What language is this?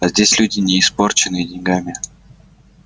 Russian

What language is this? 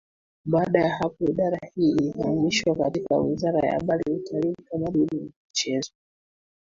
Swahili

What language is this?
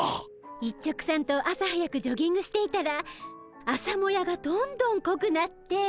Japanese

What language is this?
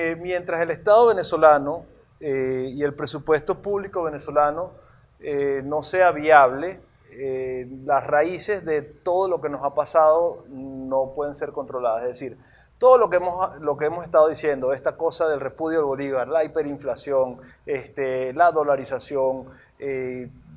Spanish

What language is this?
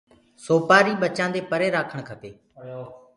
Gurgula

